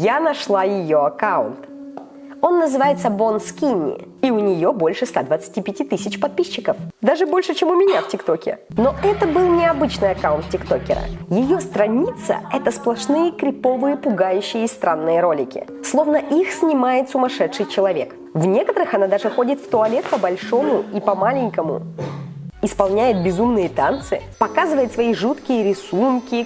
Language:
Russian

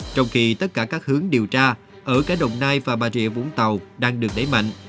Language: Vietnamese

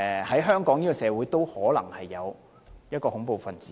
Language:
Cantonese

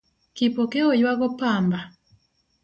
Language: Luo (Kenya and Tanzania)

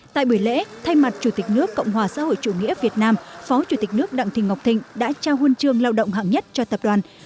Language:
Vietnamese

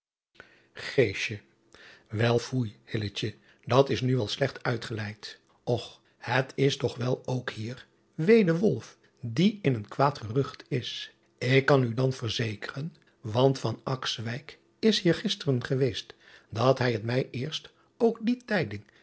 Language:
Dutch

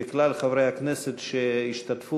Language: Hebrew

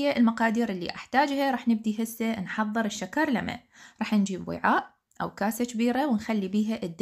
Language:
Arabic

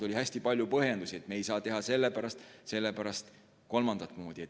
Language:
Estonian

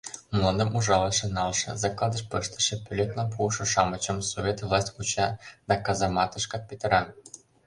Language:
Mari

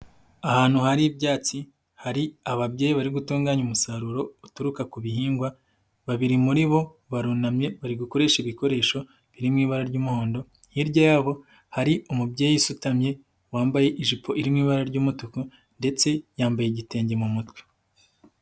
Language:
Kinyarwanda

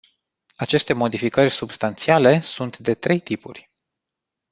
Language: Romanian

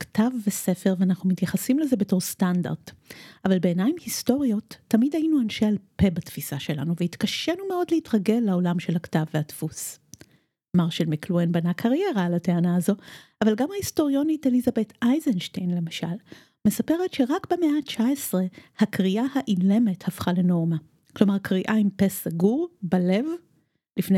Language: Hebrew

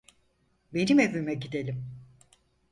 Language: Turkish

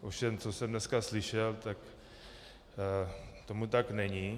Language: Czech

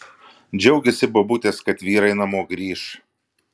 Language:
Lithuanian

